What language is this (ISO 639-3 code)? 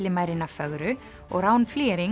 isl